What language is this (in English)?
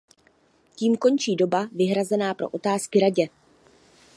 Czech